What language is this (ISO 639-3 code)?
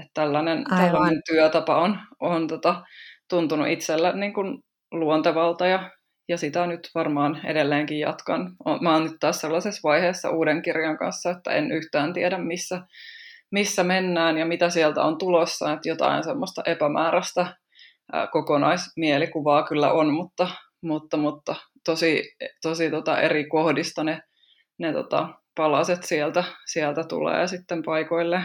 fin